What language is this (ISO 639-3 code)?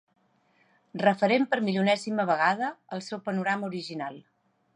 cat